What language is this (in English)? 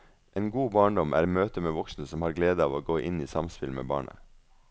Norwegian